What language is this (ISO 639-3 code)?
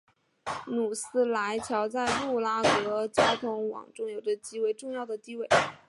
zho